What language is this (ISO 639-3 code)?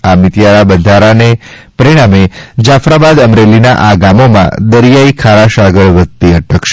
guj